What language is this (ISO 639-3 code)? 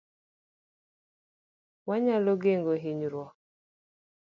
luo